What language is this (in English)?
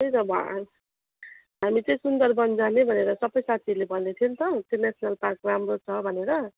Nepali